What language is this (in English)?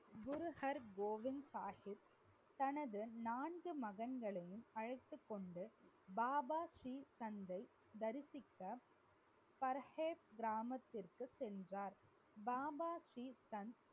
Tamil